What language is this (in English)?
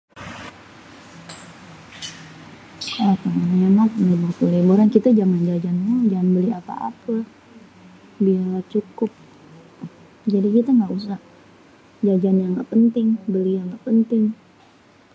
Betawi